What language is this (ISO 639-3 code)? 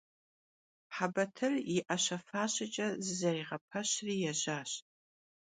kbd